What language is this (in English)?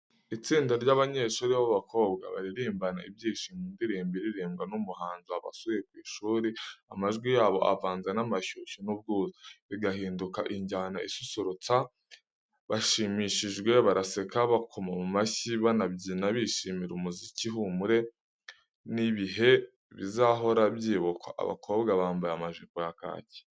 Kinyarwanda